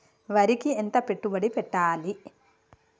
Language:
Telugu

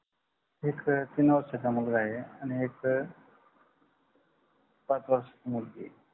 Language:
Marathi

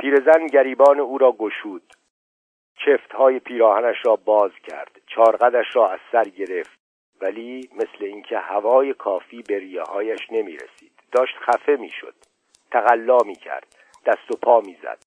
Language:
Persian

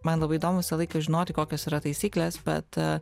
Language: Lithuanian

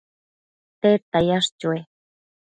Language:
Matsés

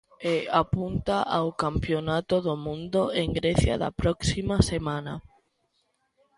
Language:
Galician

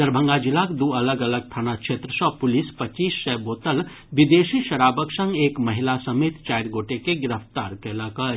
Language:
Maithili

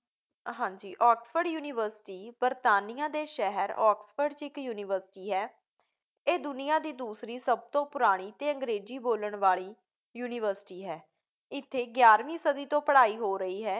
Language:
Punjabi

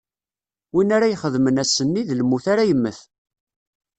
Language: Kabyle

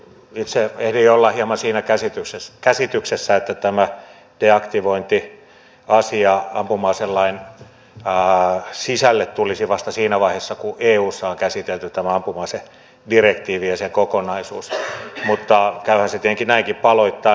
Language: Finnish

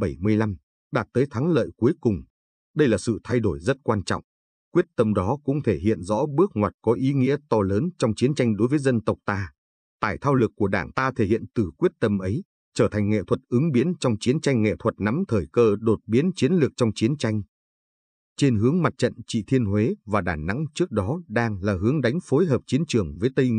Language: Vietnamese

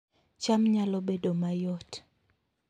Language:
Luo (Kenya and Tanzania)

